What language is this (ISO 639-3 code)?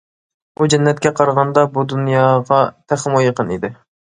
uig